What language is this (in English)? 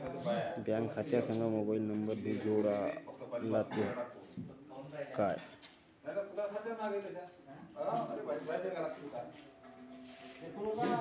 Marathi